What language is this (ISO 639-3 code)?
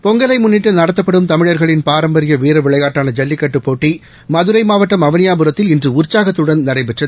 tam